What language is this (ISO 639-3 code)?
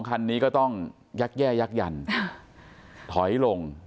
tha